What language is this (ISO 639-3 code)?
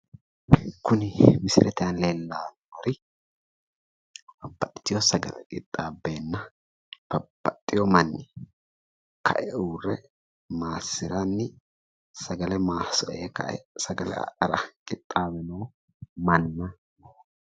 sid